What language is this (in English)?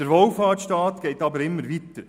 Swiss German